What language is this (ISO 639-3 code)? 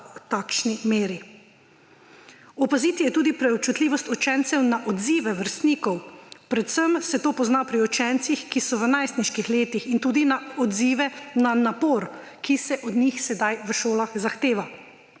slv